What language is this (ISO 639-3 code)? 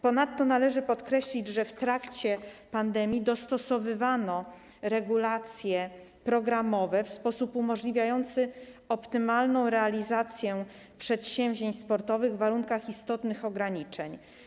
pol